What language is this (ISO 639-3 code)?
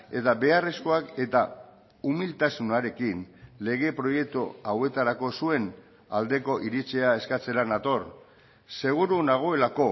eus